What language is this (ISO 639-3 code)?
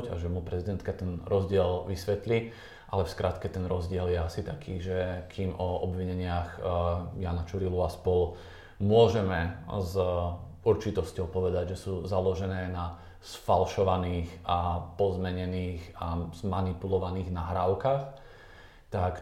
slk